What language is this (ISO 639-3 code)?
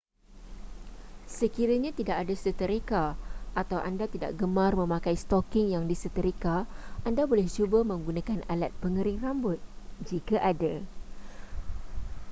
msa